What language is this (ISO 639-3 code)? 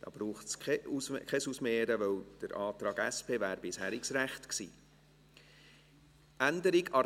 gsw